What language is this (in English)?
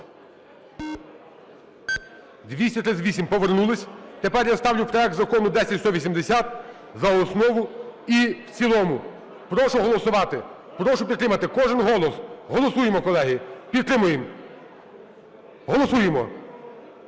Ukrainian